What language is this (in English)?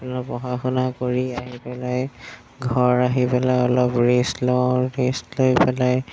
Assamese